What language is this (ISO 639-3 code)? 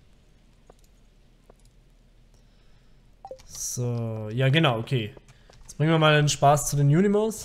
deu